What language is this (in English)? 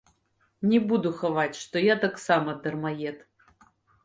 Belarusian